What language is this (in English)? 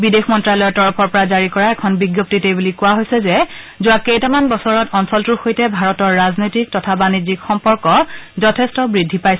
Assamese